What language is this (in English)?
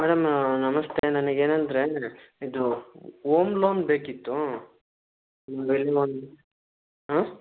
Kannada